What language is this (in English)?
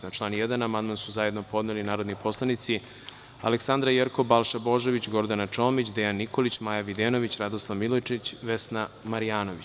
Serbian